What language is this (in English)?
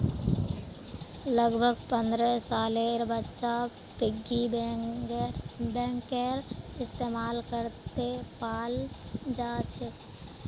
Magahi